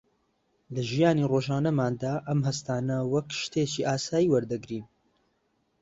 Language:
Central Kurdish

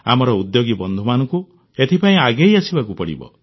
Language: Odia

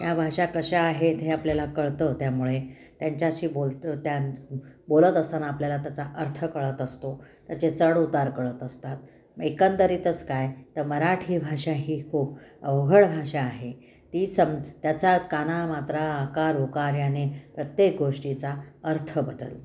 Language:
Marathi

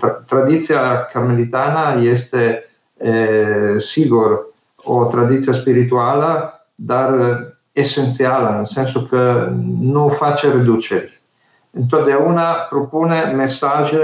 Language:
Romanian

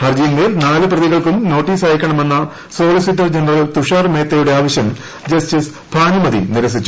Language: Malayalam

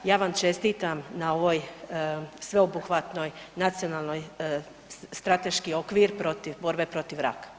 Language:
Croatian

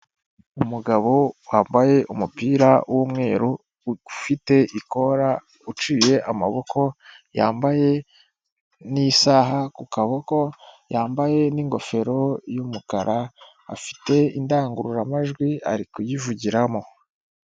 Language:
Kinyarwanda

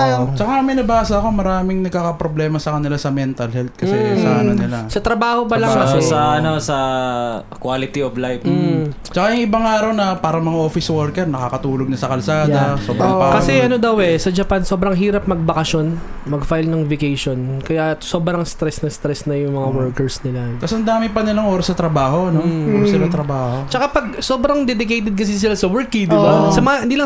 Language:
Filipino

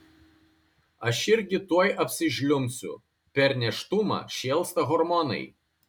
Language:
Lithuanian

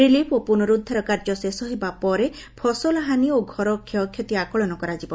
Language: Odia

